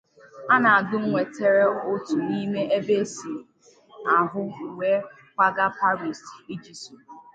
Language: Igbo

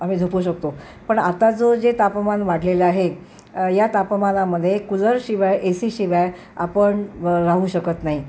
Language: Marathi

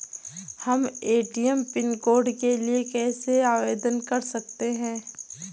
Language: Hindi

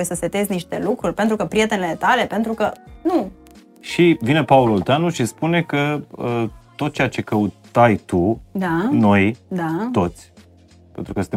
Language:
Romanian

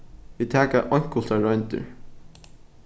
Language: Faroese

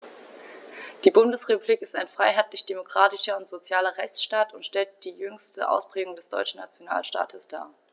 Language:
German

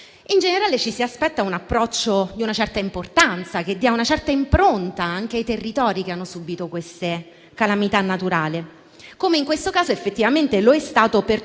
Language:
Italian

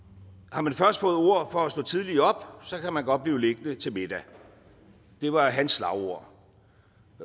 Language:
Danish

